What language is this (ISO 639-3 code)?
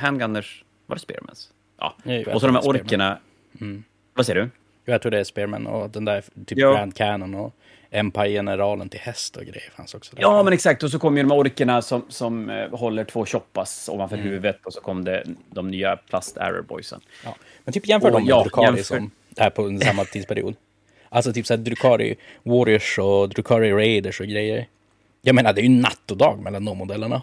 swe